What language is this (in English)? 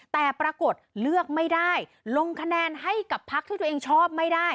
Thai